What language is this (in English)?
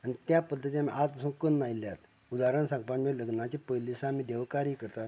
Konkani